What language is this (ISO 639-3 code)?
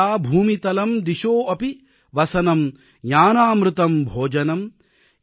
tam